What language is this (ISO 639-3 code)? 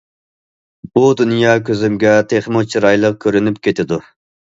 uig